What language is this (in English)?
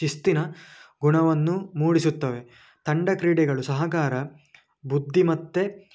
Kannada